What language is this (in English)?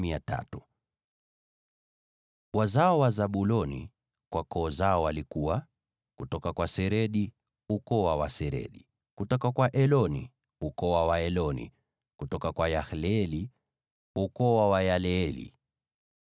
Swahili